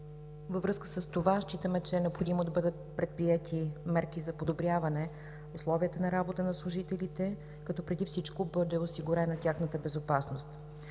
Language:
Bulgarian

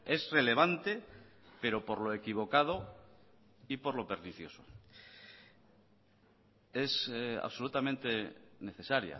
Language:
Spanish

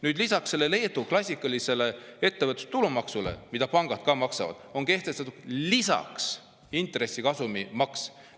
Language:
Estonian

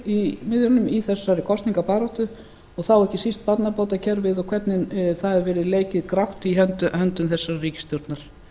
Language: Icelandic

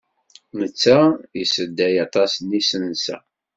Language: Kabyle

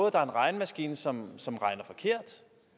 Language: Danish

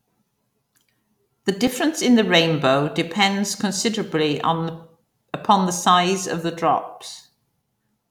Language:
English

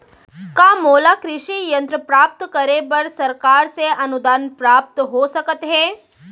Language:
Chhattisgarhi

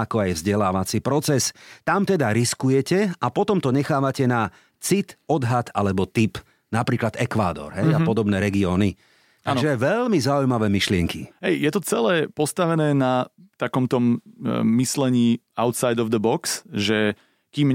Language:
Slovak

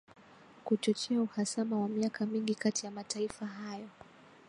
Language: Swahili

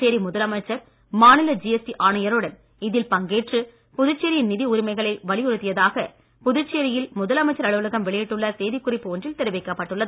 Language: Tamil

